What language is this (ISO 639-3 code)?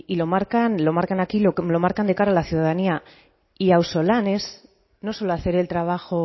spa